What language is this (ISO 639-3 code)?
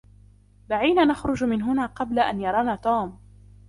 ara